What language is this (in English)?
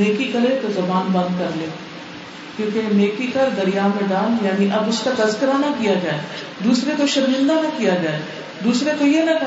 Urdu